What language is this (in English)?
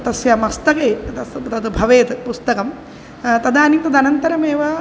Sanskrit